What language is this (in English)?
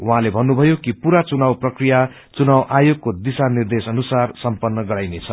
Nepali